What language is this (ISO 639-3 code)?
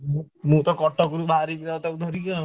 ori